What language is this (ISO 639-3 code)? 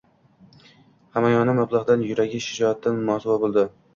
uzb